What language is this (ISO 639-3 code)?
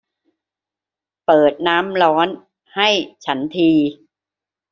tha